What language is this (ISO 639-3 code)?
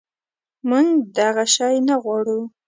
pus